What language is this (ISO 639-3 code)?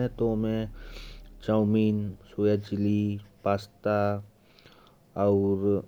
kfp